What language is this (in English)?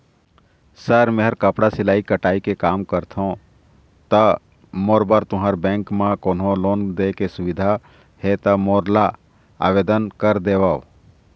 Chhattisgarhi